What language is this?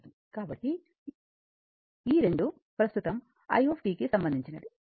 Telugu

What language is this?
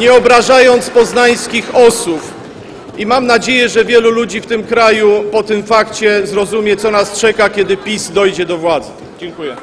Polish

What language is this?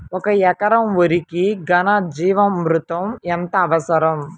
Telugu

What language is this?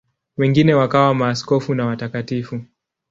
Swahili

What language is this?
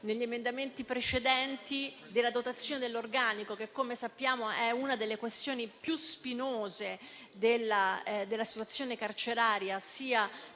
Italian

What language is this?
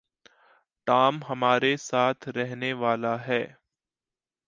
Hindi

